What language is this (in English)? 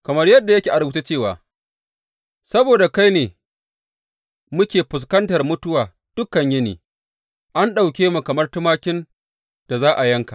Hausa